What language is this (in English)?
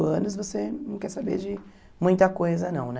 Portuguese